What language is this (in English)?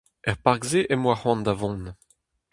Breton